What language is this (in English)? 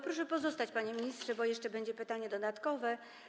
Polish